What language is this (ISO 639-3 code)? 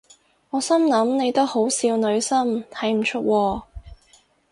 yue